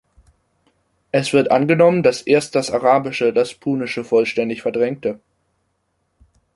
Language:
German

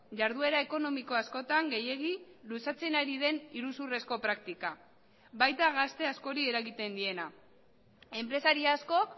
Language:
Basque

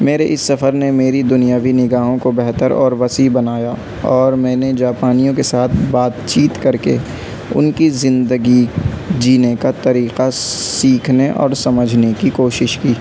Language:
Urdu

